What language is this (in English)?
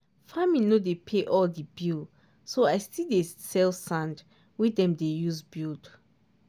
Nigerian Pidgin